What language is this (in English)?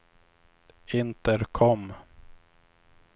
Swedish